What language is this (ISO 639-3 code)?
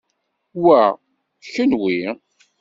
kab